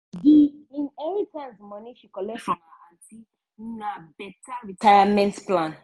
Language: Nigerian Pidgin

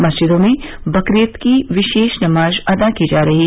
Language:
Hindi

